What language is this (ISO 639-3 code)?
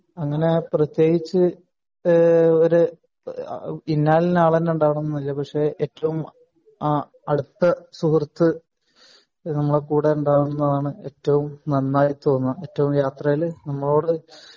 mal